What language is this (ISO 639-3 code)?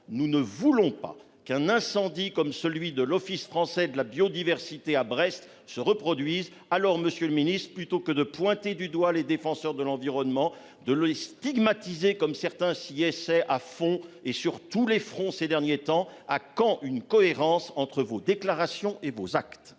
fra